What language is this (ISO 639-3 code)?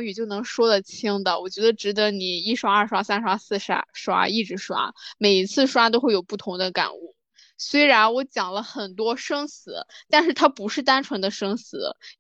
zho